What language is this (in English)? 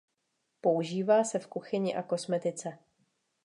Czech